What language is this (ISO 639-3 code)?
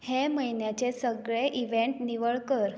kok